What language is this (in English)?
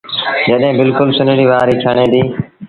Sindhi Bhil